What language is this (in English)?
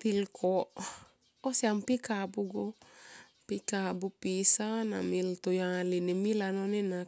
Tomoip